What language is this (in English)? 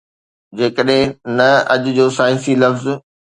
Sindhi